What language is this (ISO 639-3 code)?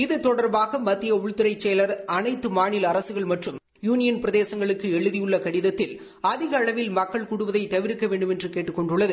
tam